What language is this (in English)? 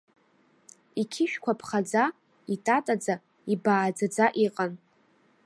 Abkhazian